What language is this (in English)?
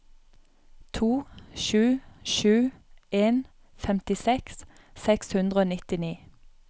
Norwegian